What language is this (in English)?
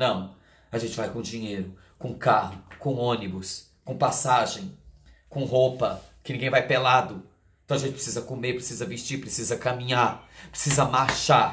Portuguese